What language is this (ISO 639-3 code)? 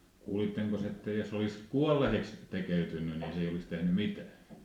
fin